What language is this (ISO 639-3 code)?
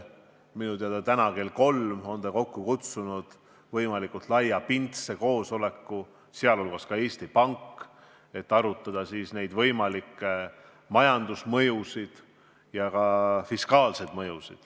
est